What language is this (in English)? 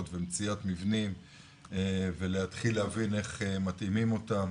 Hebrew